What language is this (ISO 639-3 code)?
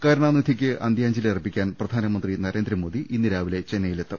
mal